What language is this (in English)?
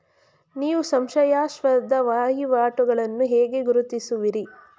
Kannada